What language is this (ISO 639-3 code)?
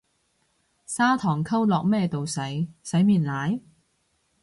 yue